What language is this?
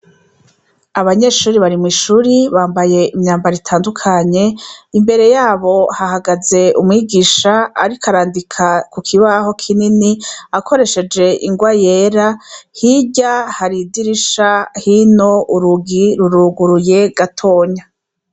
Rundi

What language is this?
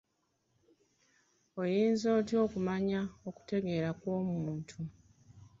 Ganda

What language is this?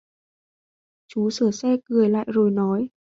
Vietnamese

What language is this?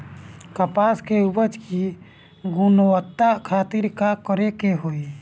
Bhojpuri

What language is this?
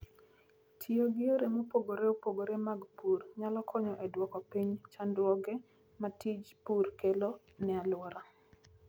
Luo (Kenya and Tanzania)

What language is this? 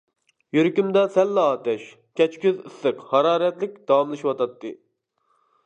Uyghur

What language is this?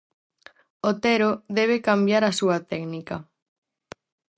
Galician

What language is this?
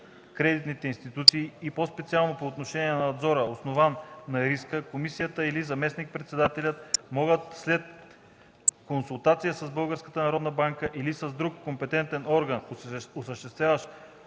Bulgarian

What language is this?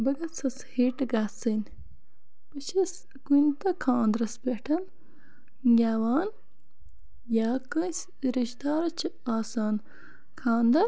Kashmiri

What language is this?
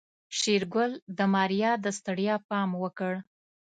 Pashto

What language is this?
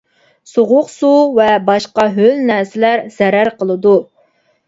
Uyghur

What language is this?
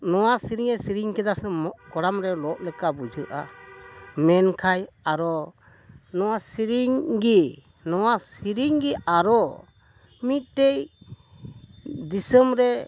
Santali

